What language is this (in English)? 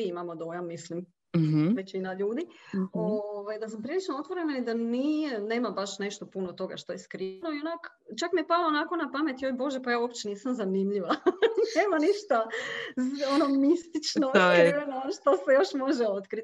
Croatian